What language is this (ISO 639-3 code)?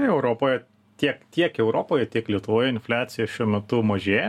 lit